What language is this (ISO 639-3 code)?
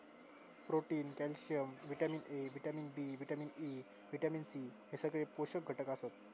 mar